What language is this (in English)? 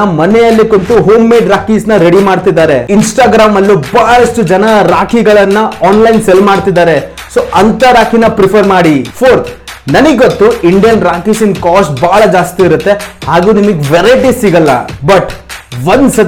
Kannada